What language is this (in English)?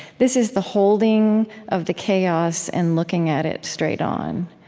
English